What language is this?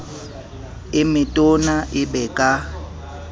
Southern Sotho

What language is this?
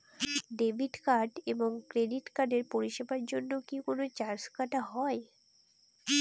Bangla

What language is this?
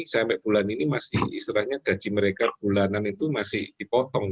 Indonesian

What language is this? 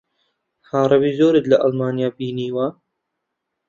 Central Kurdish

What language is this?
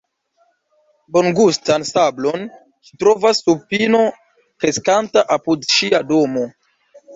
Esperanto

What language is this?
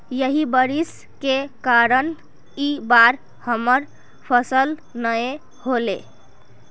Magahi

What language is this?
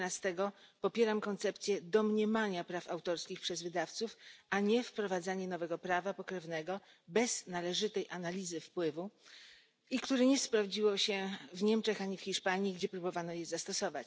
Polish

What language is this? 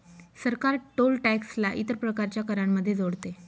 Marathi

